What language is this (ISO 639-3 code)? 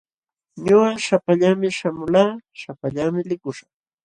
qxw